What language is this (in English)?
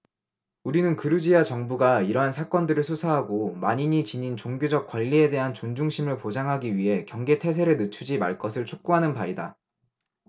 Korean